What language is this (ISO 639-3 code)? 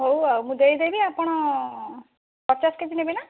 ori